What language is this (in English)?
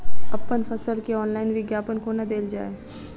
Maithili